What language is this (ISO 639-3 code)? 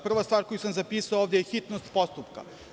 srp